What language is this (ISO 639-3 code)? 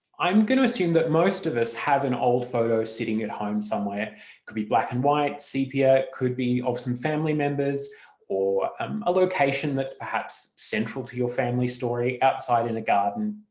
eng